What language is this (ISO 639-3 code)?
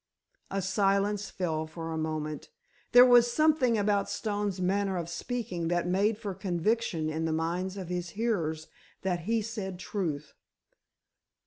eng